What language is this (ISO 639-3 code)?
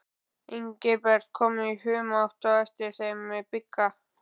isl